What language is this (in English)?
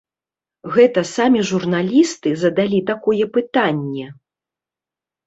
Belarusian